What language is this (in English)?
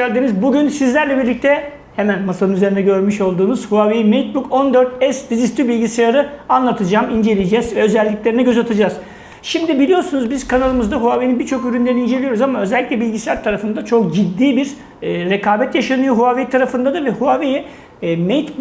Turkish